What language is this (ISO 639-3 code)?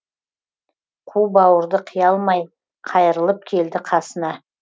kaz